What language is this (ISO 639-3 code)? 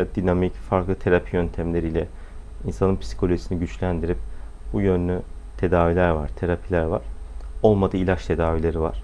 tur